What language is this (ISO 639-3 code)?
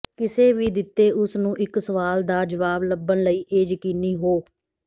pan